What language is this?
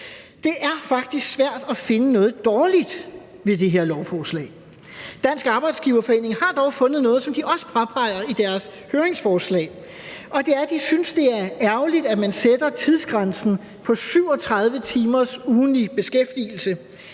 Danish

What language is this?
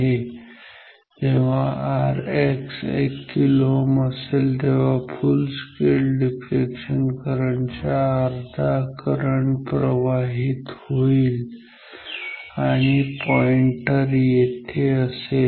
Marathi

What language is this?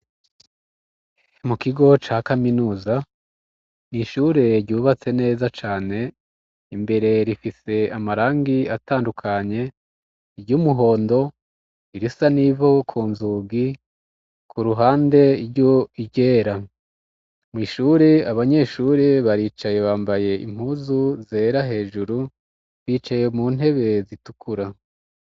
Rundi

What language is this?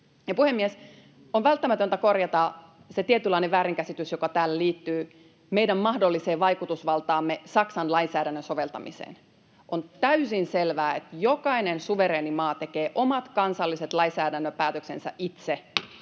Finnish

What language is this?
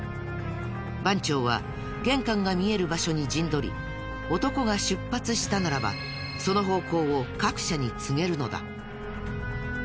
Japanese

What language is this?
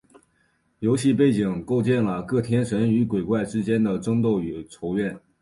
Chinese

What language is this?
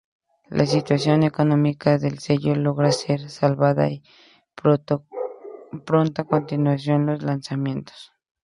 Spanish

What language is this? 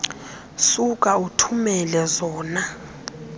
Xhosa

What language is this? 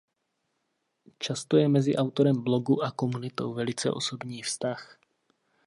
Czech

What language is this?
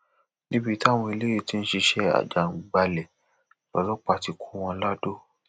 Yoruba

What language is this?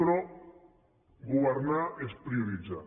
Catalan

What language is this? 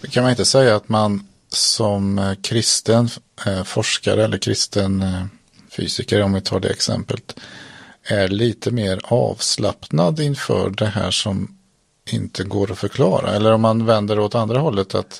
Swedish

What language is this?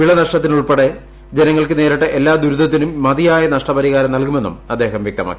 Malayalam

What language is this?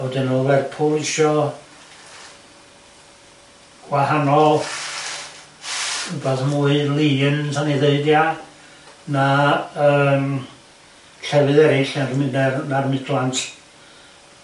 Welsh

